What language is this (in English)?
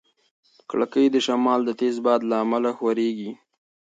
Pashto